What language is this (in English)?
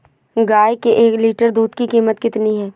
Hindi